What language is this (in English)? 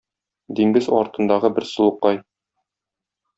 Tatar